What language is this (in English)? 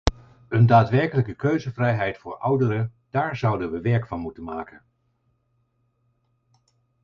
Dutch